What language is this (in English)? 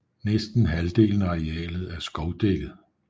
Danish